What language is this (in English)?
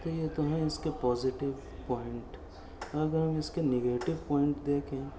Urdu